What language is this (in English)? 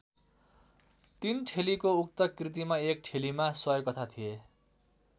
Nepali